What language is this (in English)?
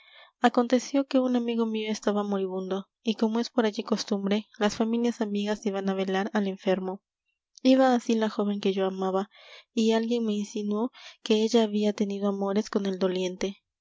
Spanish